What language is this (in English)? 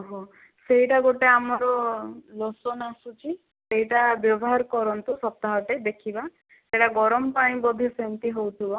Odia